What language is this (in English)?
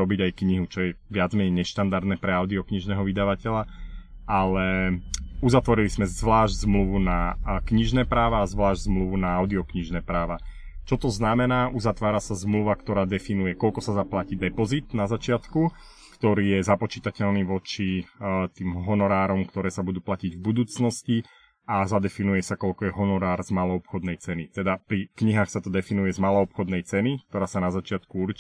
Slovak